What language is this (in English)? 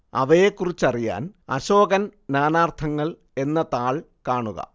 Malayalam